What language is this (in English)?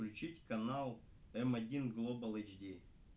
Russian